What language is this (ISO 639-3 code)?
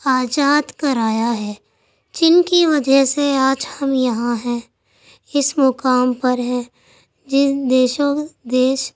urd